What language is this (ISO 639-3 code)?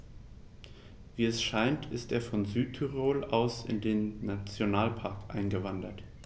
deu